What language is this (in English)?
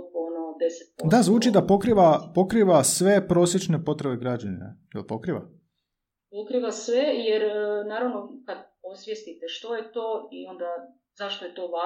Croatian